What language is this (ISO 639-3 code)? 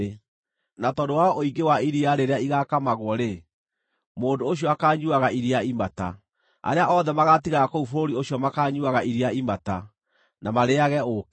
kik